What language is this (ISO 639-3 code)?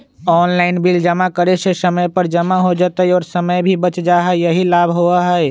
mag